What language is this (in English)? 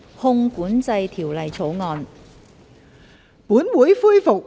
Cantonese